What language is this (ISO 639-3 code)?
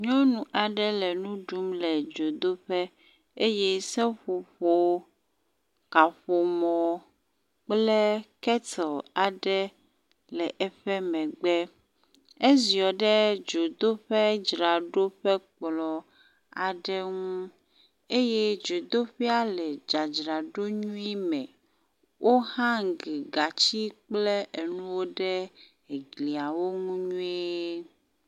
ewe